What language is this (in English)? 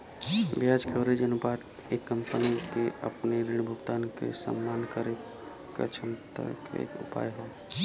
Bhojpuri